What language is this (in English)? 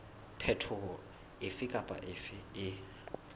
Southern Sotho